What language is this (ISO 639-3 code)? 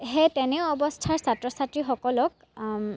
asm